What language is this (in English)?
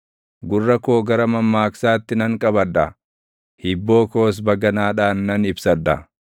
Oromo